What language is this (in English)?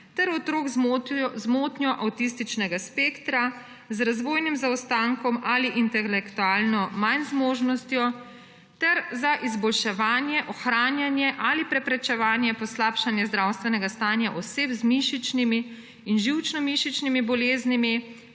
Slovenian